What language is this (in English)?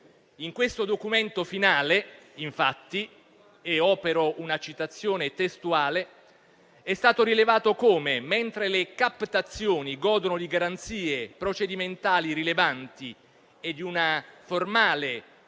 Italian